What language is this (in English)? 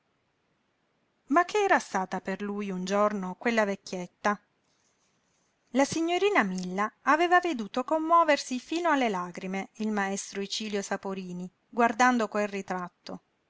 Italian